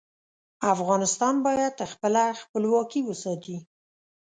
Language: Pashto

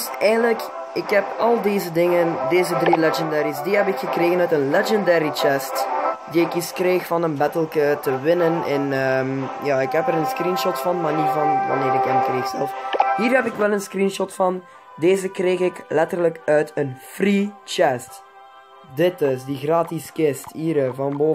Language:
Dutch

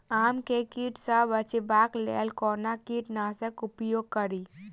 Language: Maithili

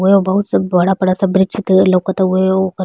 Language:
Bhojpuri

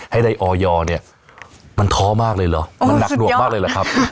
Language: Thai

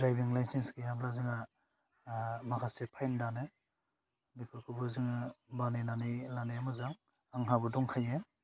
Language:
Bodo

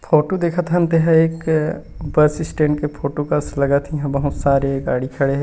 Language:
Chhattisgarhi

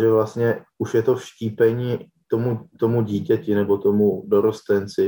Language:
Czech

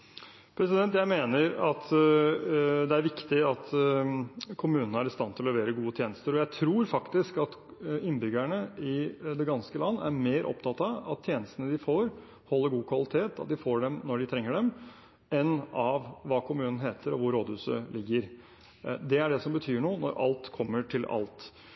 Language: Norwegian Bokmål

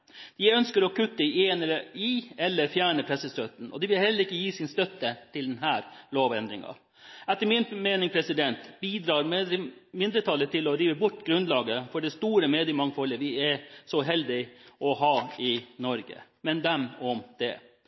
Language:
Norwegian Bokmål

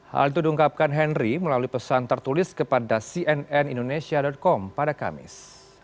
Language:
Indonesian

